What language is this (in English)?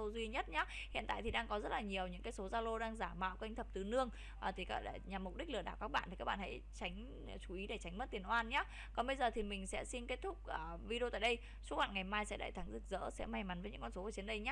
Vietnamese